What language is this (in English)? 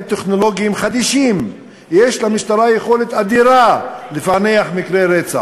Hebrew